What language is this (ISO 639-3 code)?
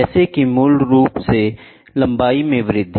hin